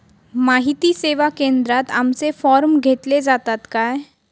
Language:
Marathi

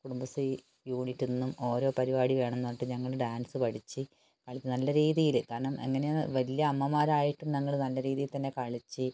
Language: Malayalam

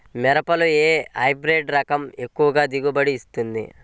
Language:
Telugu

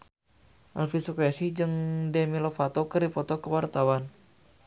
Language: Sundanese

